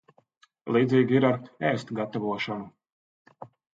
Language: Latvian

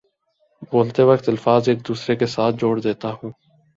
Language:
Urdu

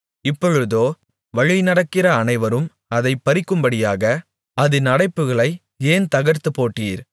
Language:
Tamil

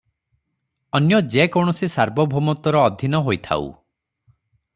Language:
Odia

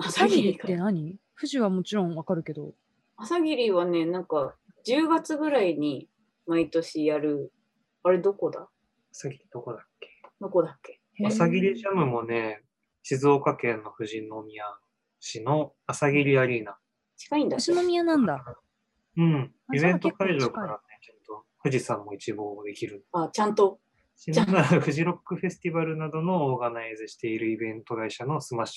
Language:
Japanese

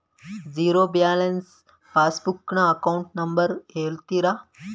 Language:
Kannada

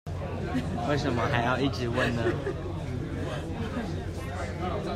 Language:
Chinese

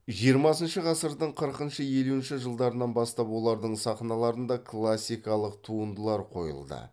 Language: Kazakh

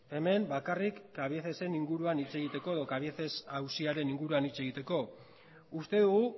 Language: Basque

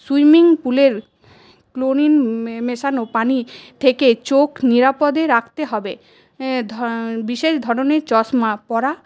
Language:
Bangla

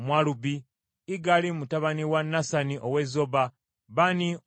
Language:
Ganda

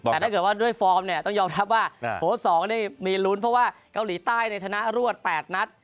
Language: Thai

